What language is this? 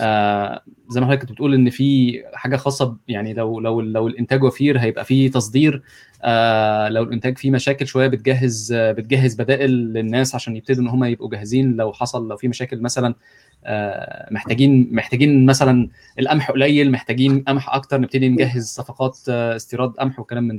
Arabic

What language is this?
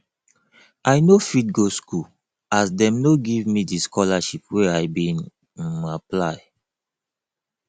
Nigerian Pidgin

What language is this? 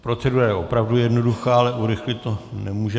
Czech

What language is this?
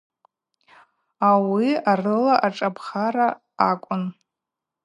Abaza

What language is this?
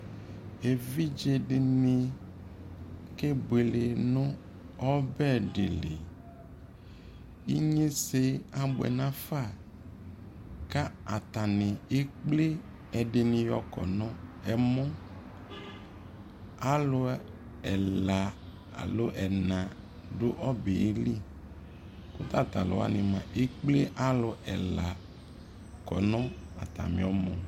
Ikposo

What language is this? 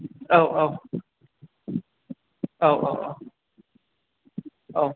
Bodo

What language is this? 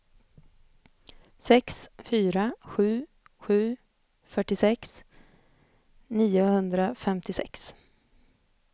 Swedish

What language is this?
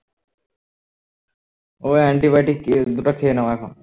Bangla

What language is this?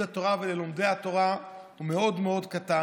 Hebrew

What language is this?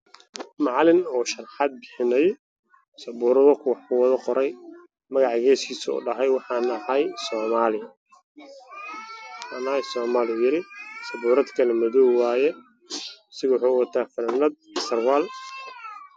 Somali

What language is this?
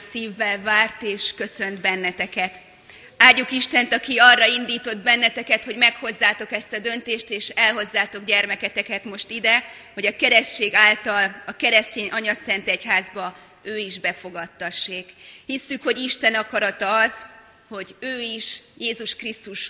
Hungarian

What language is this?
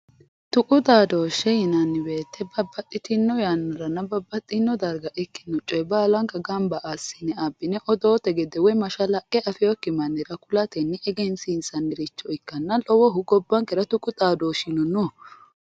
Sidamo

